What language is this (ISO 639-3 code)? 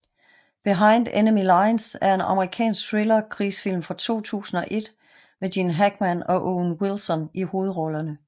dan